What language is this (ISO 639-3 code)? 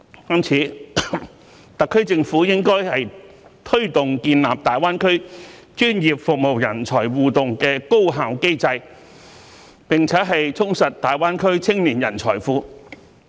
yue